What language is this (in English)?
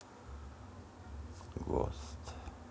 Russian